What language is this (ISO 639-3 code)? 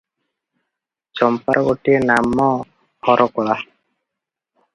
ori